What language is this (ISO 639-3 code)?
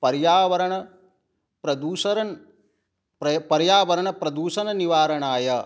san